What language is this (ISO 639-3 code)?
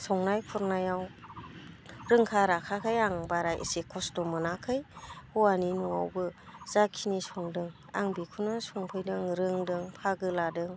brx